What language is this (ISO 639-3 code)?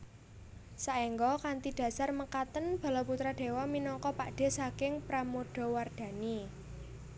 jav